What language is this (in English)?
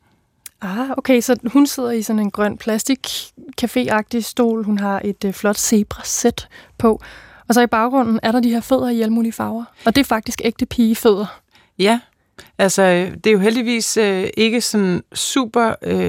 Danish